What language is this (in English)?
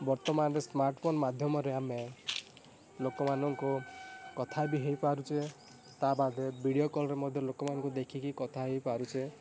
Odia